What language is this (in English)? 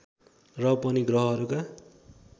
Nepali